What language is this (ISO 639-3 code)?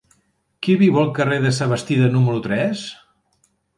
cat